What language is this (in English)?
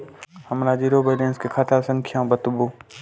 Maithili